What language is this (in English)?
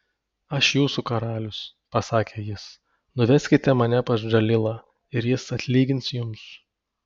Lithuanian